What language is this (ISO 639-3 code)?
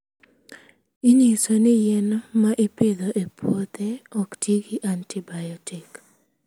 luo